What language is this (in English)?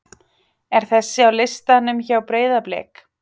Icelandic